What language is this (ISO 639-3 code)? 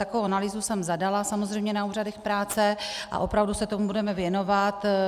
ces